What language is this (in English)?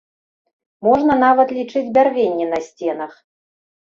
Belarusian